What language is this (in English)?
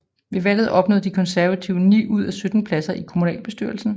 Danish